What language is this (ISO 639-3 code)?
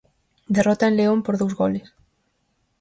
glg